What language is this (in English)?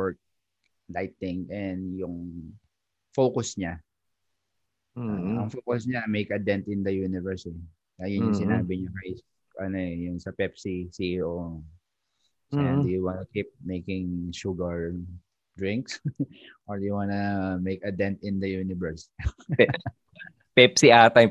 Filipino